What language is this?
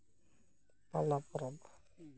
Santali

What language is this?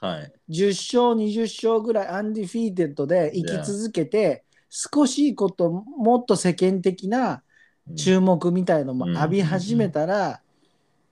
Japanese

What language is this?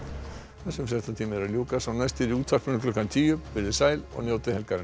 Icelandic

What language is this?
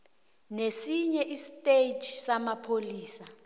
South Ndebele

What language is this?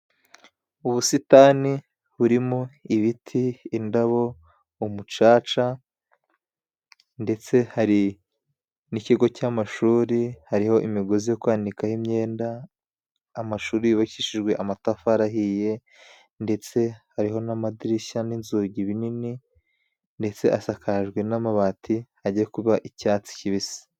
Kinyarwanda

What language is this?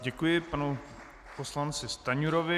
Czech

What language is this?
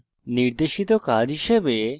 Bangla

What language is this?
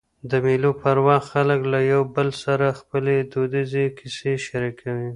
Pashto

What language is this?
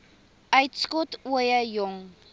Afrikaans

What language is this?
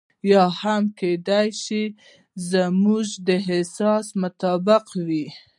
Pashto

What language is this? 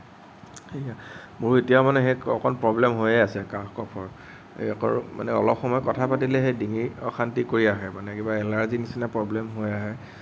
Assamese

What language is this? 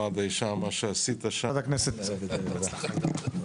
Hebrew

